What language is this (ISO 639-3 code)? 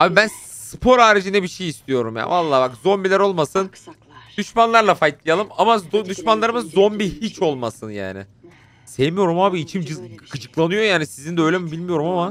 tur